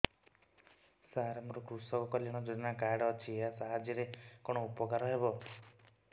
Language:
Odia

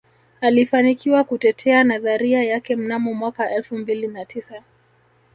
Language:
Swahili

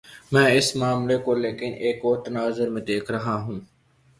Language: Urdu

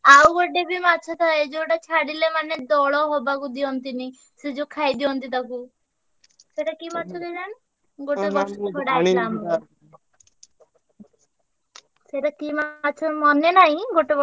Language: Odia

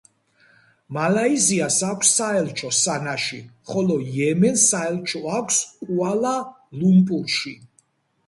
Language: Georgian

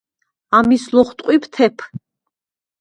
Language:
Svan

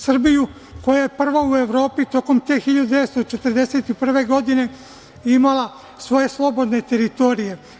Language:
Serbian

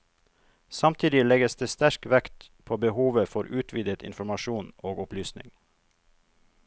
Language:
Norwegian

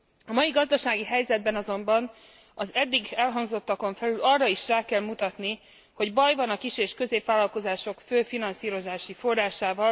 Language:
Hungarian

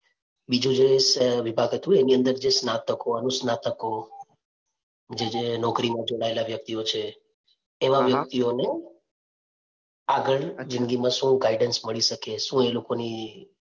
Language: Gujarati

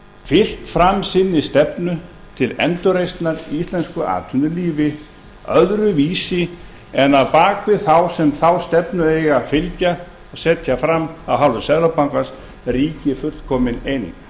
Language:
Icelandic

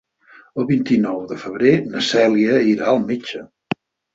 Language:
Catalan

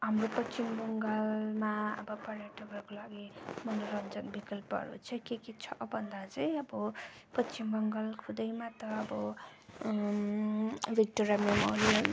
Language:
Nepali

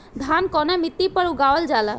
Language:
Bhojpuri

